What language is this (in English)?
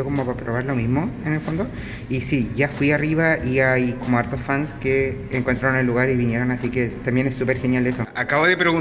Spanish